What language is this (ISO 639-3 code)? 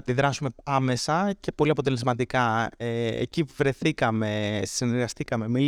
ell